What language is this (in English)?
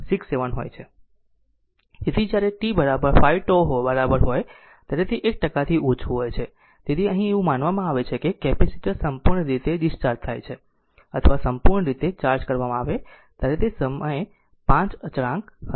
Gujarati